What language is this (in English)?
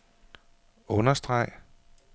Danish